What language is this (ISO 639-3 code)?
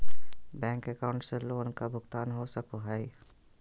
mag